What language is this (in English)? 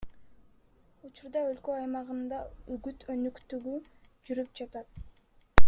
Kyrgyz